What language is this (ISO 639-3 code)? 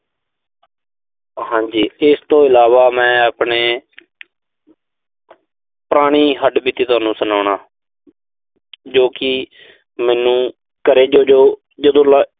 pan